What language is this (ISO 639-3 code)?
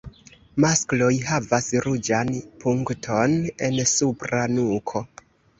epo